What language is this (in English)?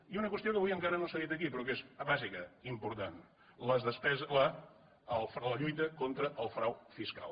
Catalan